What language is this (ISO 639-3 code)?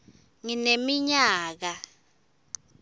ssw